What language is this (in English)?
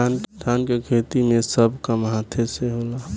Bhojpuri